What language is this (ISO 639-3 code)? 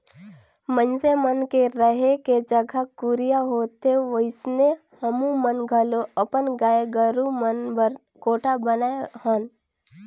hne